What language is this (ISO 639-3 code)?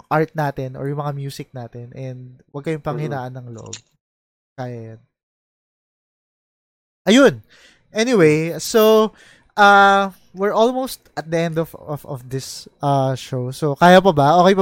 fil